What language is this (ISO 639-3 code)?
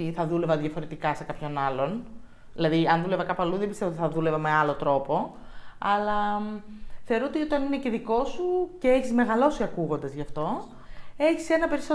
ell